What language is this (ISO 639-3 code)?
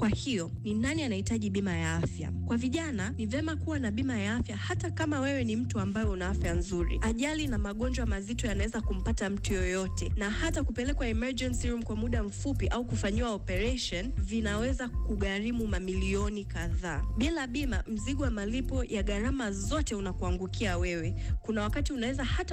swa